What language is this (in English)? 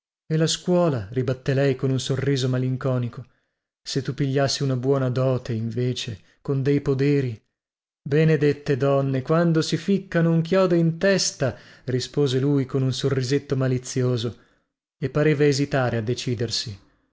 Italian